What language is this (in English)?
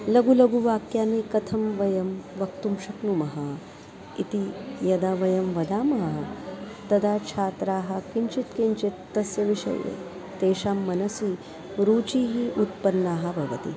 Sanskrit